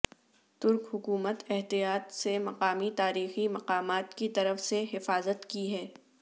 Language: Urdu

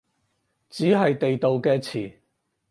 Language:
Cantonese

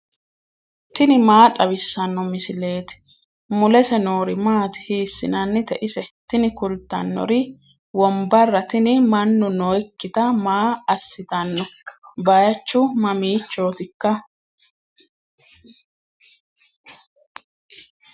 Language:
Sidamo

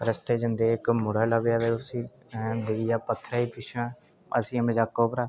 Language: Dogri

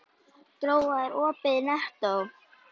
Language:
Icelandic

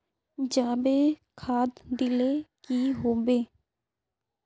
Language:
Magahi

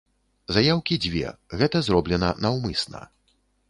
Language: Belarusian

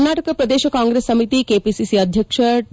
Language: Kannada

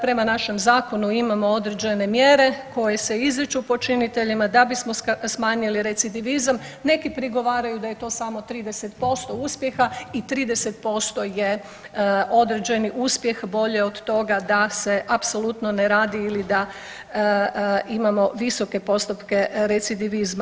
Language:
Croatian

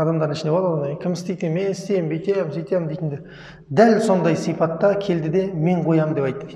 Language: Turkish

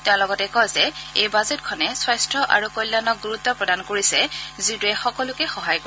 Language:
Assamese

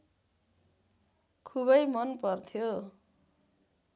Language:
Nepali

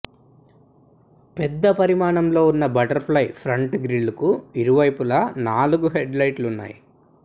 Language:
Telugu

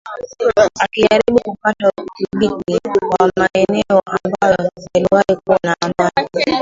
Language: Swahili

